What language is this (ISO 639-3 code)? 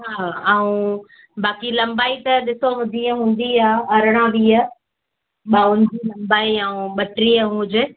snd